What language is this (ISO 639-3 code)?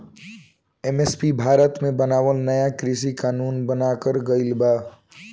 bho